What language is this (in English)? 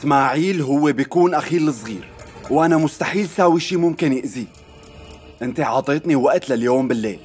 Arabic